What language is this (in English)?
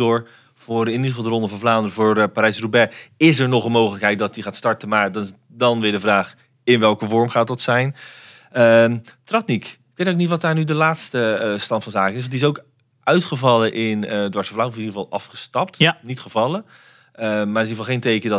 Dutch